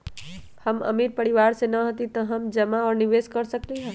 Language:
Magahi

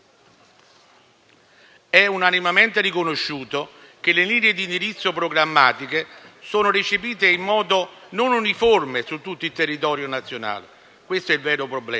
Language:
Italian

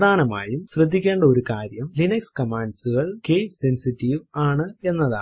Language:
Malayalam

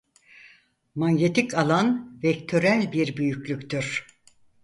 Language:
Turkish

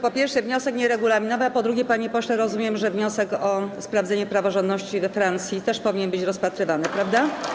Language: Polish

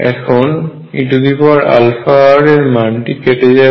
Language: Bangla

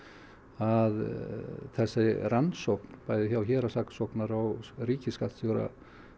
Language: Icelandic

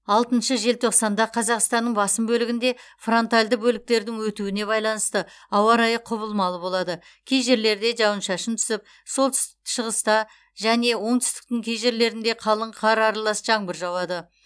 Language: Kazakh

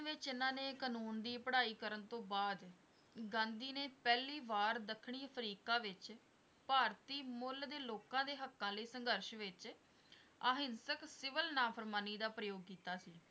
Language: Punjabi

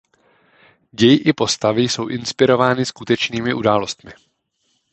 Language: Czech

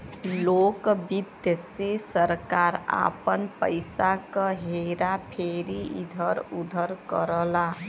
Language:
Bhojpuri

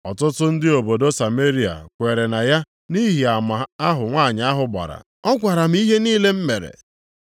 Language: Igbo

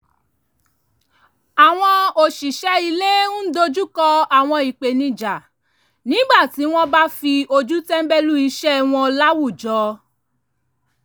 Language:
Yoruba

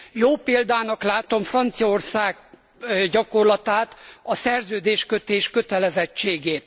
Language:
Hungarian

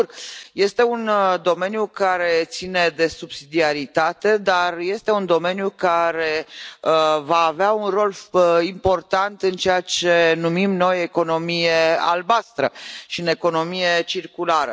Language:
Romanian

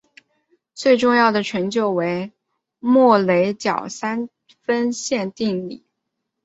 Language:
Chinese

